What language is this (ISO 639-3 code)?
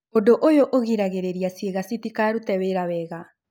kik